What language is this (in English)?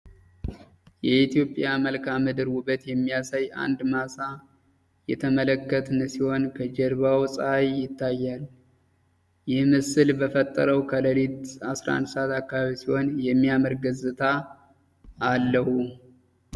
Amharic